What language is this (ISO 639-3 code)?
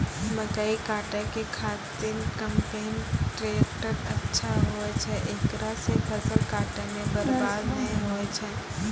mai